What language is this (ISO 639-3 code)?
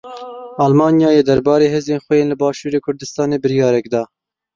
kur